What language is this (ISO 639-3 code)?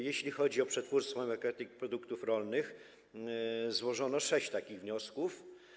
pol